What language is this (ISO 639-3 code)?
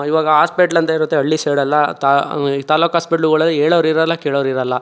kan